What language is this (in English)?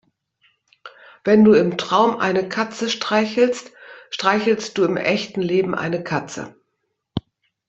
German